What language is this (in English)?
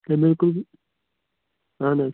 Kashmiri